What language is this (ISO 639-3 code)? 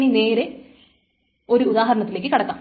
mal